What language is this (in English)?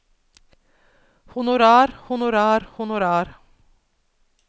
Norwegian